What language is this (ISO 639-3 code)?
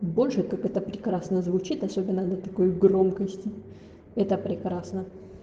rus